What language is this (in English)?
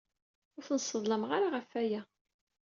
Kabyle